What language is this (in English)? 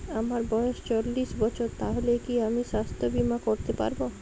Bangla